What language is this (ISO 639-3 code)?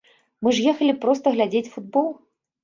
bel